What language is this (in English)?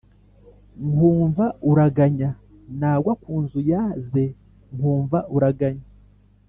Kinyarwanda